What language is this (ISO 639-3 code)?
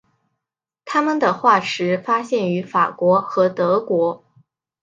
zho